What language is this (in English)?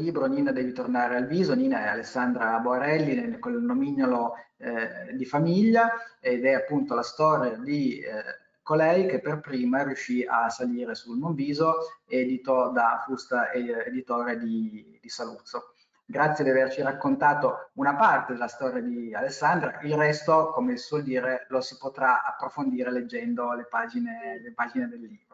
Italian